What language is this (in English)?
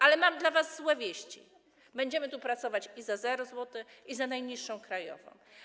Polish